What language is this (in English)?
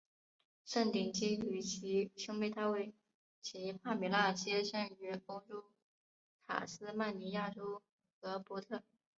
Chinese